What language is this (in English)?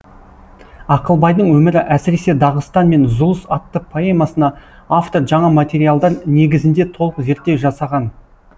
Kazakh